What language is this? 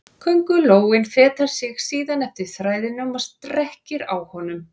Icelandic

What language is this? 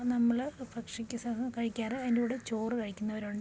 Malayalam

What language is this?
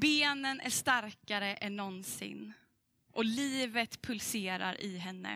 Swedish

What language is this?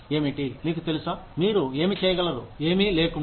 Telugu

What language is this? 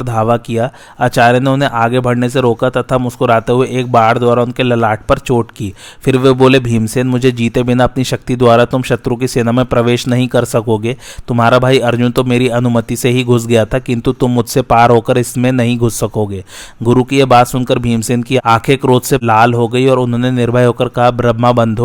Hindi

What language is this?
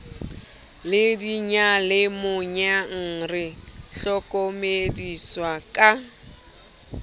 Southern Sotho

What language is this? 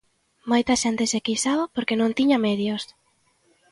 Galician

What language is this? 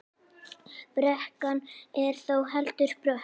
Icelandic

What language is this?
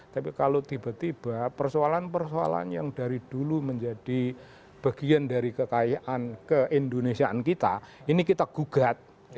Indonesian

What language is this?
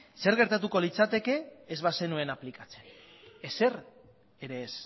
Basque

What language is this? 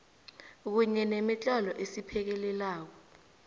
South Ndebele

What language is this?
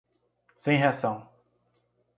Portuguese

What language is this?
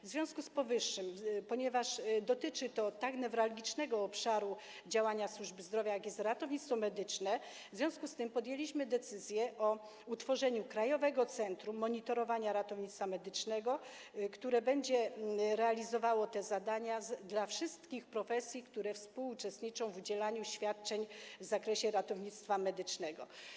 Polish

